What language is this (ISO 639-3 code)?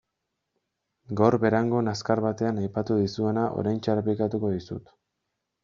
eus